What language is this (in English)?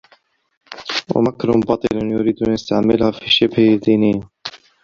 Arabic